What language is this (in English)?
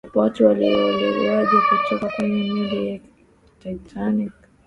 Swahili